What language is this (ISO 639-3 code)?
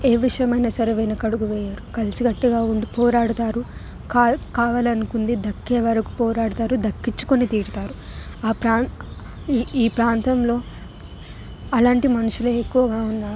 tel